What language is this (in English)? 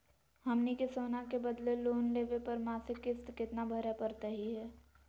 Magahi